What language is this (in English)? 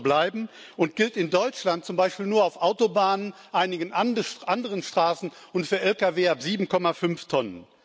German